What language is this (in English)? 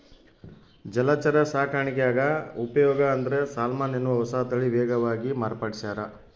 Kannada